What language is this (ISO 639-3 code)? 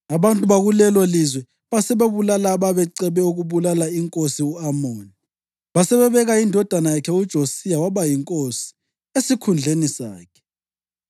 nde